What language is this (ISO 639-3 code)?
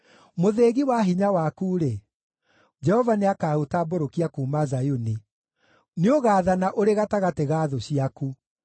kik